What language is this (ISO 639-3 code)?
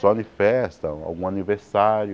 por